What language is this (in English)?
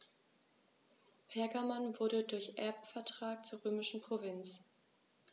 German